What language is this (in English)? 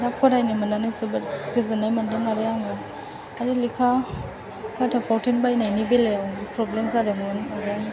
Bodo